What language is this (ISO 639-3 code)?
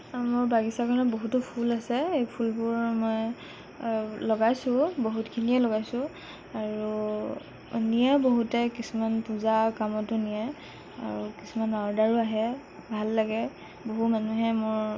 asm